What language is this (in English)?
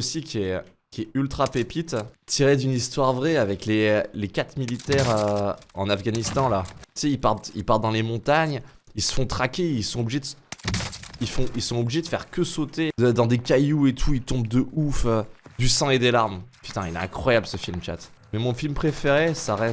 French